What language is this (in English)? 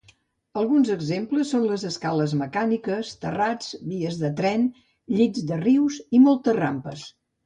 Catalan